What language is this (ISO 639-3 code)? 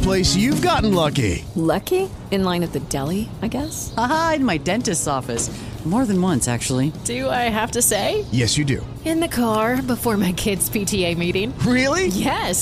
ita